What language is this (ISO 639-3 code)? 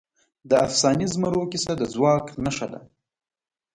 pus